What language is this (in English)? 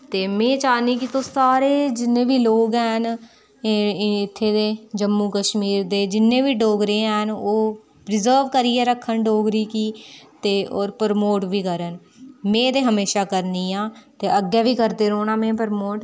Dogri